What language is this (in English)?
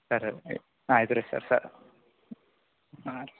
Kannada